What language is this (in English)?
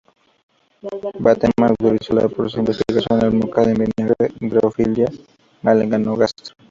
Spanish